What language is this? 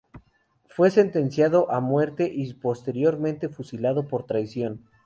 Spanish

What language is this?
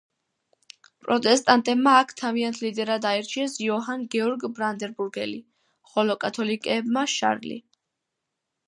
Georgian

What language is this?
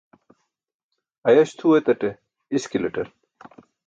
Burushaski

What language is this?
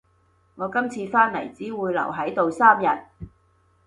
Cantonese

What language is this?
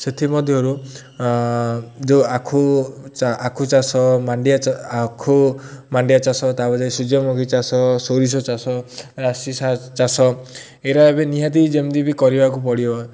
Odia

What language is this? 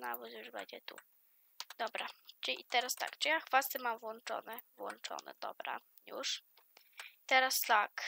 Polish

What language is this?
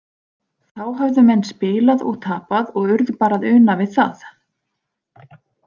Icelandic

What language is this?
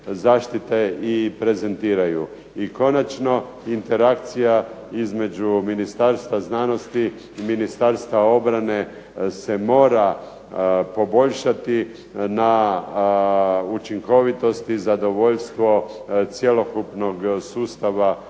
Croatian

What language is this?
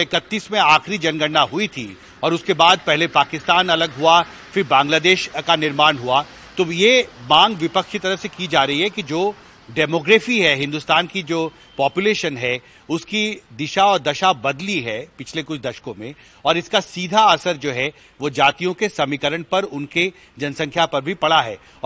Hindi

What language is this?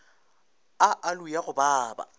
Northern Sotho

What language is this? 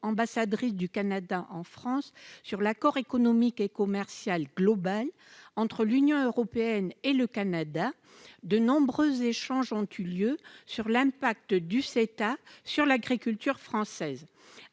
French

